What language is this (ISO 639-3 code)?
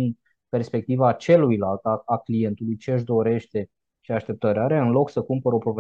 ron